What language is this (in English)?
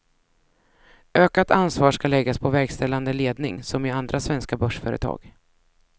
Swedish